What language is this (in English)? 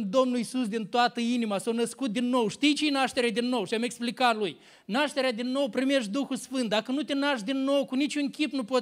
Romanian